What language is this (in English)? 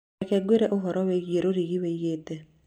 Kikuyu